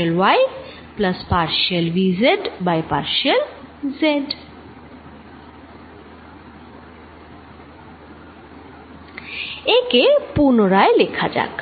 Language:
Bangla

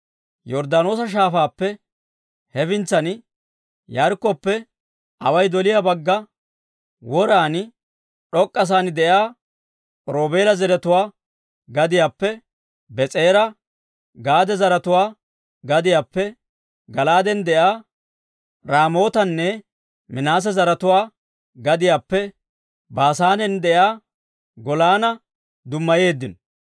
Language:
Dawro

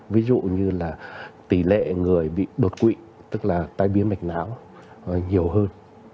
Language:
Vietnamese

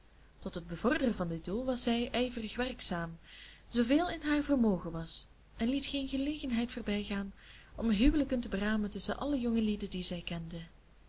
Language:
Dutch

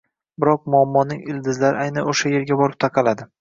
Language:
Uzbek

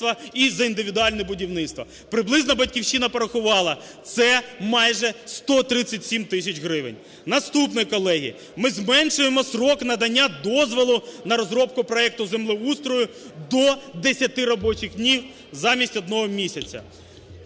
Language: Ukrainian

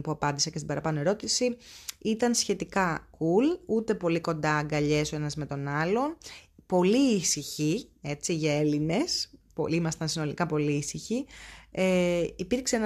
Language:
Greek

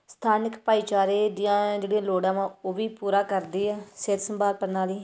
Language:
Punjabi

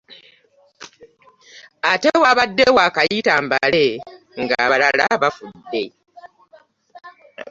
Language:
Ganda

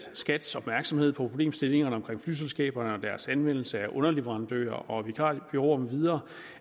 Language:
Danish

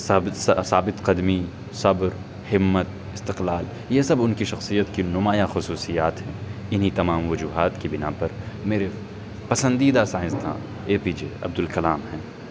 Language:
Urdu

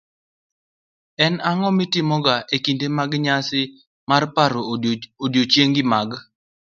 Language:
Luo (Kenya and Tanzania)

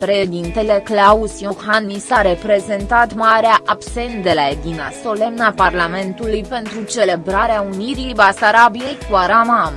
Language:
Romanian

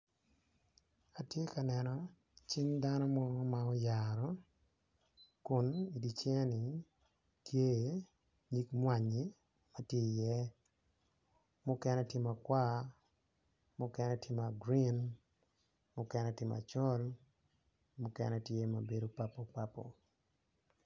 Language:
Acoli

